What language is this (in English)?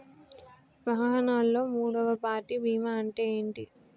Telugu